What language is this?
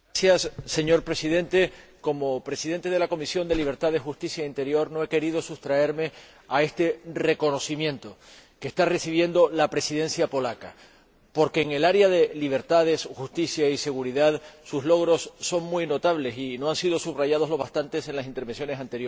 Spanish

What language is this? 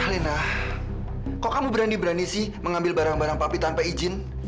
Indonesian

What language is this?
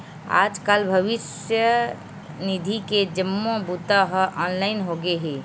Chhattisgarhi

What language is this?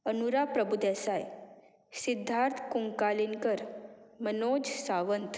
Konkani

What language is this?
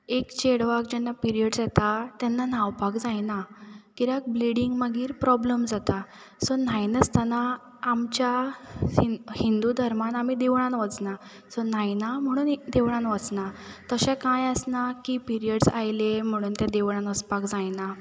Konkani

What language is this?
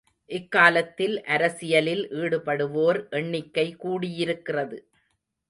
Tamil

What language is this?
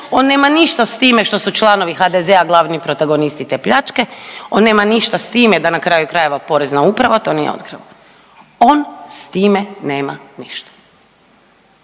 Croatian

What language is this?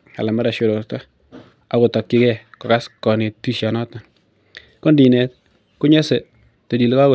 Kalenjin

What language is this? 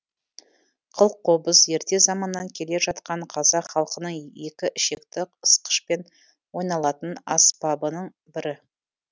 Kazakh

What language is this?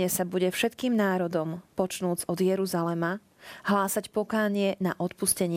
Slovak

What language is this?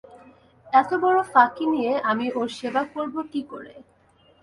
Bangla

